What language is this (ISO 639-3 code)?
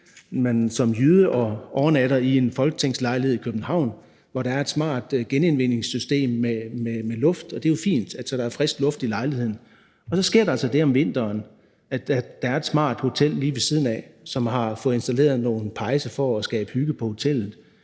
dan